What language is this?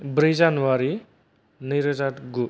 Bodo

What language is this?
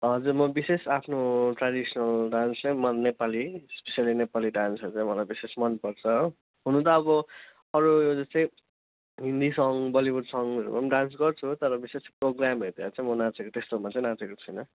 Nepali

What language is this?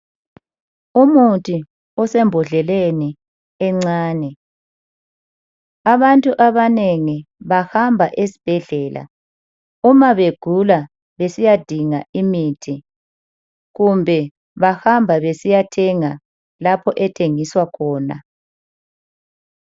North Ndebele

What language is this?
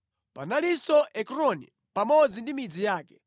Nyanja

